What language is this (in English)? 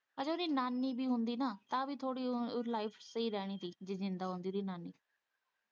Punjabi